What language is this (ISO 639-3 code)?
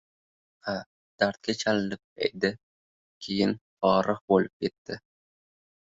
uzb